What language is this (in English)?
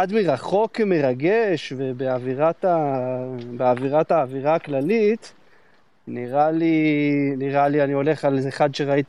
Hebrew